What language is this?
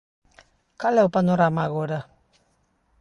Galician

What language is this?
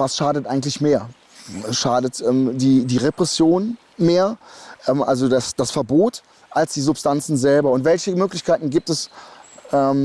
German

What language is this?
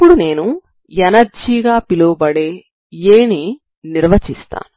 Telugu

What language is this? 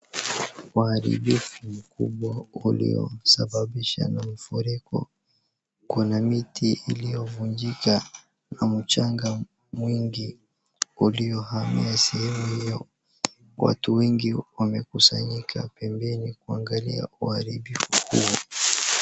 Swahili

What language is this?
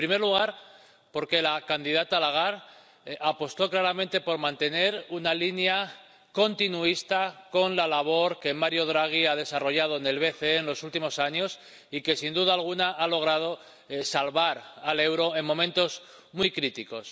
Spanish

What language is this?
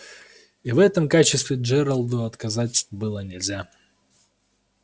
Russian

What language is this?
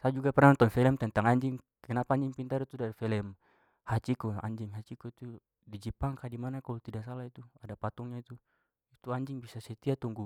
Papuan Malay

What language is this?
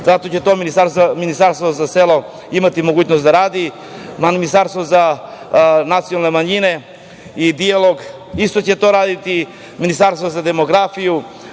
Serbian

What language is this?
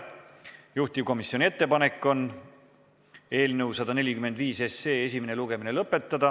Estonian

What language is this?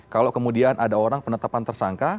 Indonesian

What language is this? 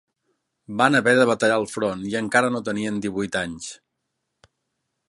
Catalan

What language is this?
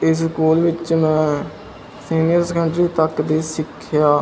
Punjabi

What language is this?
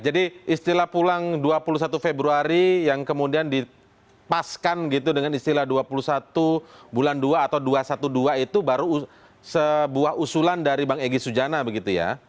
Indonesian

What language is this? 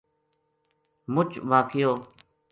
Gujari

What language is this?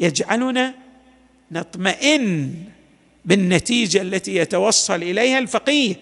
Arabic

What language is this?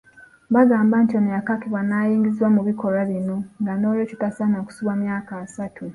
Ganda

